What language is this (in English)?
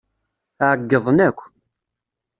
Kabyle